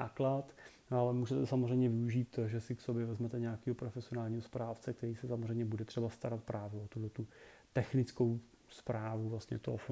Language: Czech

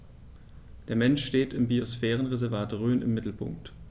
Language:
German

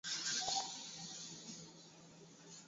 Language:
Swahili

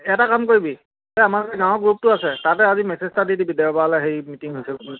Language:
Assamese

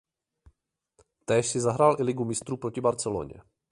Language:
Czech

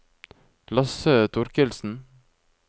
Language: Norwegian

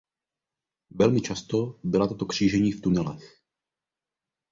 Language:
Czech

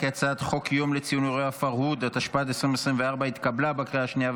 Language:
Hebrew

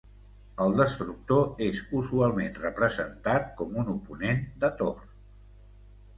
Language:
Catalan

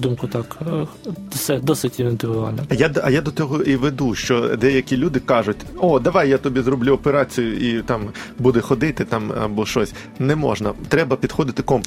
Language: Ukrainian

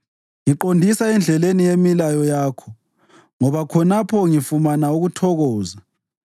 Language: North Ndebele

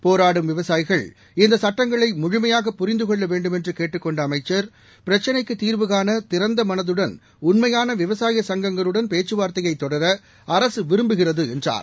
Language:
Tamil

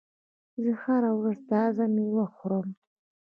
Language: Pashto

